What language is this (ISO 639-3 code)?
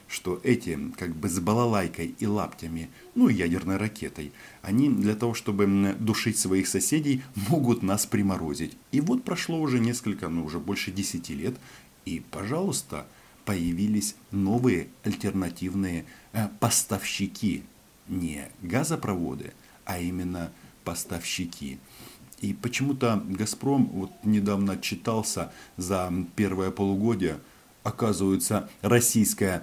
rus